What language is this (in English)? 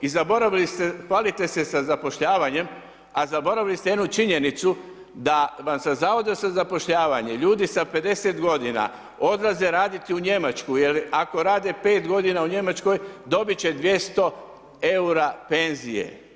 Croatian